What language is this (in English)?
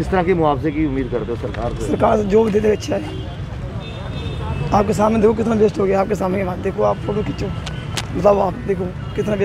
Hindi